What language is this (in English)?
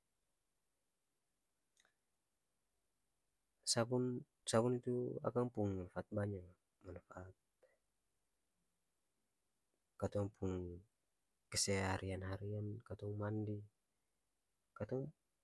Ambonese Malay